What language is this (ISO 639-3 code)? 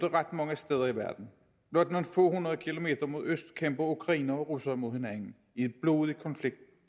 dan